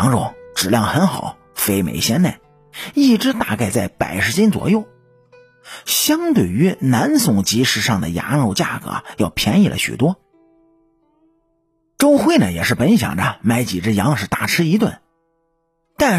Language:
Chinese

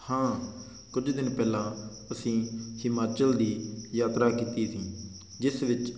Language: Punjabi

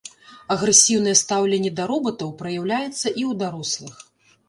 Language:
Belarusian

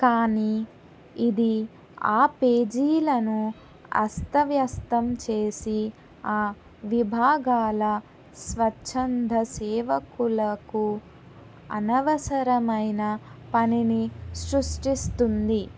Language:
Telugu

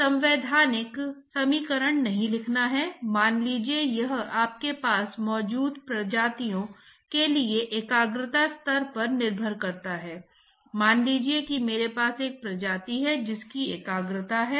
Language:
Hindi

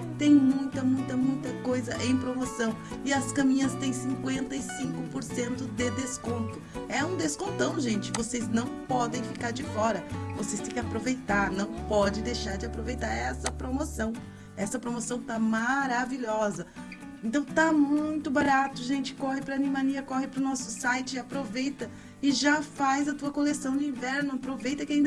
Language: Portuguese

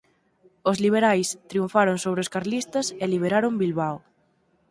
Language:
Galician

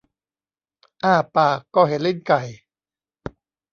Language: Thai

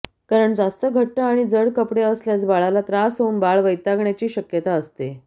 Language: Marathi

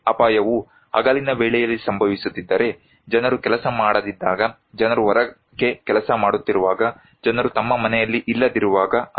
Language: Kannada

